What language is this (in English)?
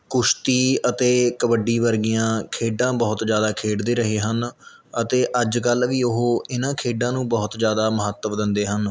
Punjabi